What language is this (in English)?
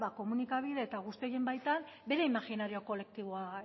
Basque